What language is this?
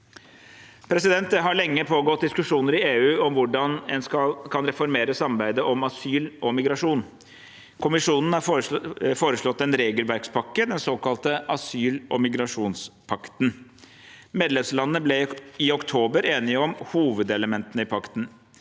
Norwegian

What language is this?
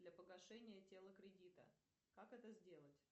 Russian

